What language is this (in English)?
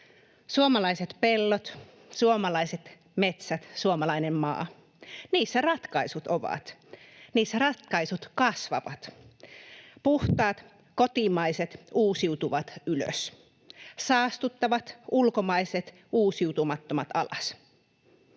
Finnish